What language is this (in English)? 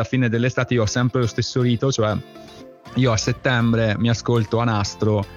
Italian